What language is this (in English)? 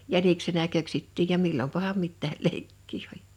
Finnish